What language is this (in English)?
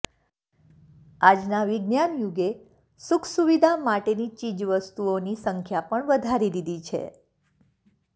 Gujarati